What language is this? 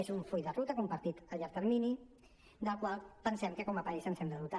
Catalan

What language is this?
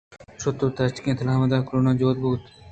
Eastern Balochi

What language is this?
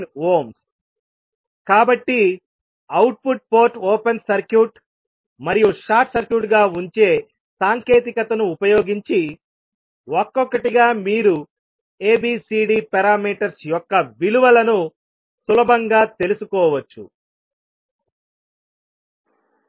Telugu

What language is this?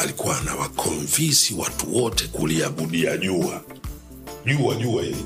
Swahili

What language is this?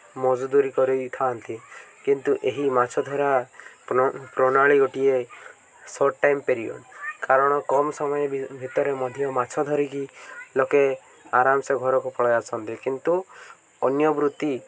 Odia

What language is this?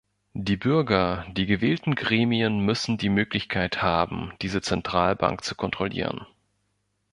German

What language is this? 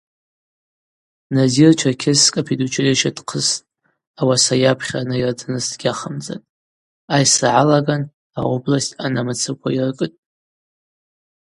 Abaza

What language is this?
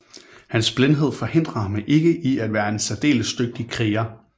Danish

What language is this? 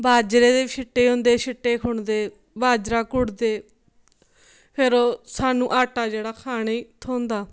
Dogri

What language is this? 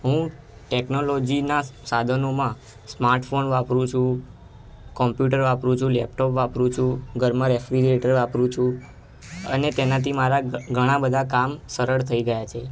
Gujarati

